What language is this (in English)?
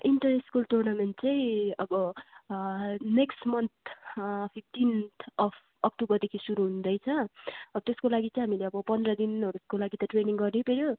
Nepali